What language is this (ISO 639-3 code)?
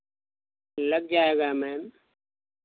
hin